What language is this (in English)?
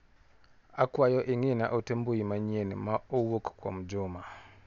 Luo (Kenya and Tanzania)